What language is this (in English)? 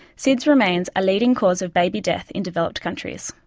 English